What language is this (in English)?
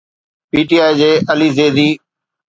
Sindhi